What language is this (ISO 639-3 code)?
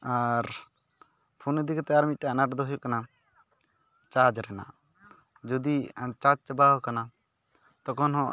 sat